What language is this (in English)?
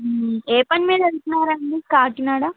Telugu